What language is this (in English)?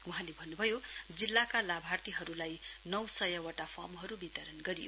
Nepali